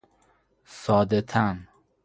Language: Persian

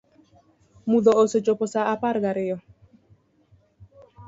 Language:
Luo (Kenya and Tanzania)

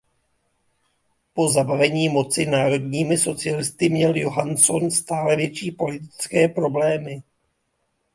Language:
Czech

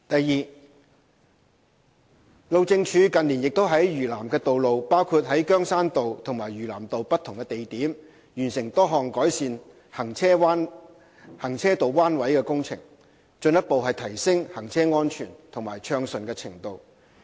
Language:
Cantonese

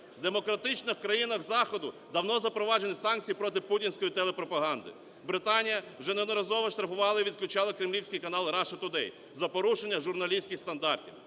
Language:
Ukrainian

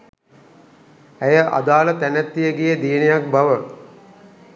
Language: Sinhala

